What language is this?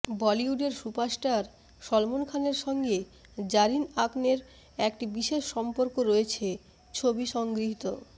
Bangla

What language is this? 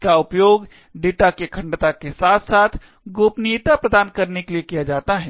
Hindi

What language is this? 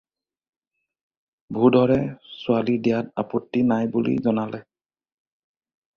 Assamese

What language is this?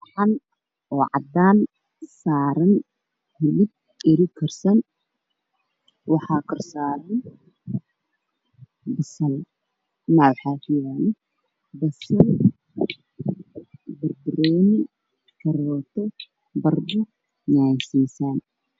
Somali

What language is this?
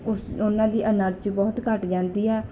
Punjabi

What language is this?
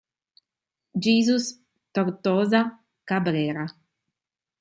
Italian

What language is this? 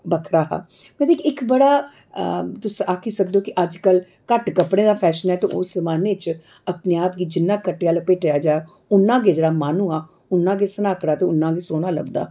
Dogri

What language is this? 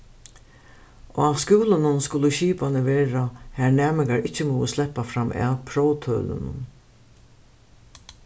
Faroese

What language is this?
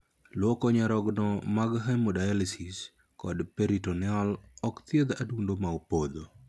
Luo (Kenya and Tanzania)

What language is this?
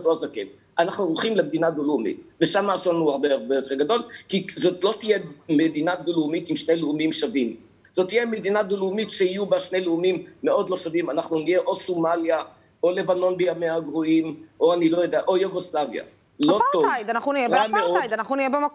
Hebrew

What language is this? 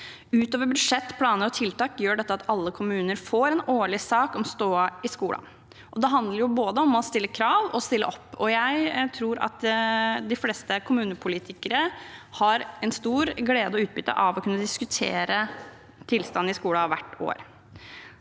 Norwegian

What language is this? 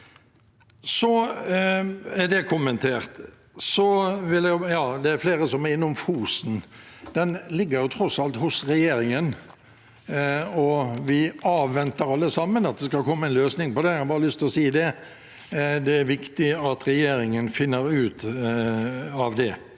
Norwegian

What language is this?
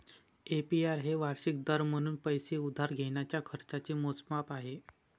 Marathi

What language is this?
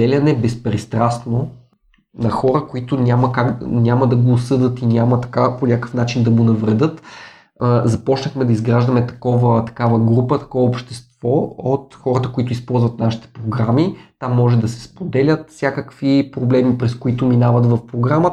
Bulgarian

